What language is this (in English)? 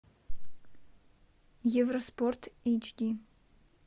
Russian